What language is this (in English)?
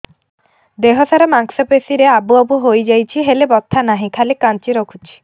Odia